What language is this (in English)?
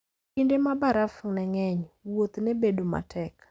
Luo (Kenya and Tanzania)